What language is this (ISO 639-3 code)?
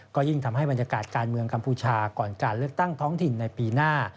tha